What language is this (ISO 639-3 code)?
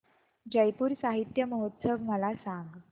mar